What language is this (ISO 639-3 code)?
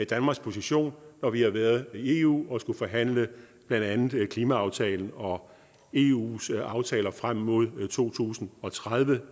dan